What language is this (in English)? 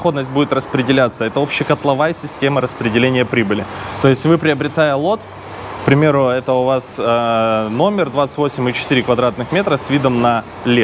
Russian